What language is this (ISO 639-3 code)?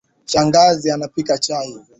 swa